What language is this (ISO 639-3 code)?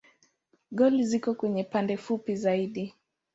swa